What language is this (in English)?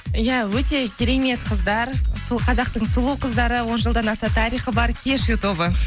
Kazakh